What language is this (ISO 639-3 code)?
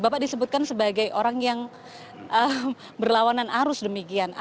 ind